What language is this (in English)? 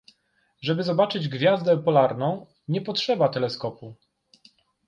Polish